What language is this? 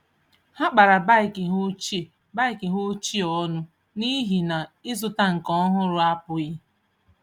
Igbo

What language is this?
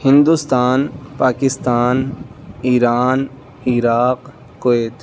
Urdu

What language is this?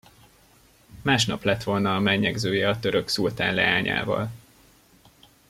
Hungarian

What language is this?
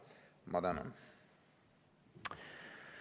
Estonian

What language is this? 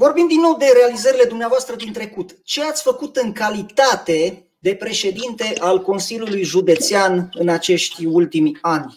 Romanian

